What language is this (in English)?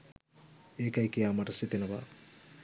Sinhala